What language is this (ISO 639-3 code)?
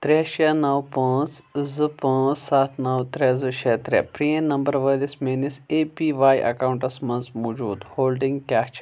kas